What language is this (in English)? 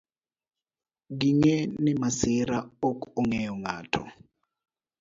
Luo (Kenya and Tanzania)